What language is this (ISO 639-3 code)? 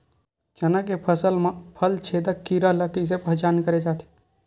hne